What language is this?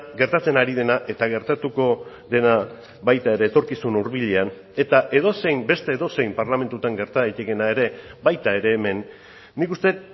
Basque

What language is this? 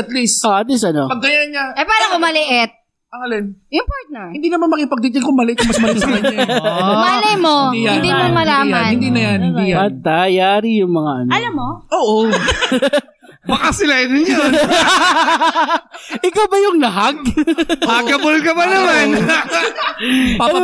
Filipino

